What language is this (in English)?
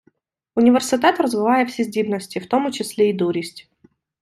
Ukrainian